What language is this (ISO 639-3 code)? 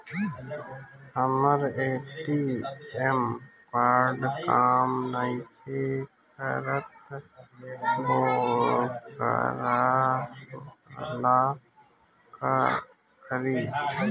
bho